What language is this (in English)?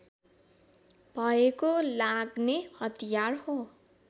Nepali